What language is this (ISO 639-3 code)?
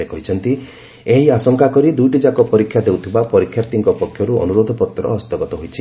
ori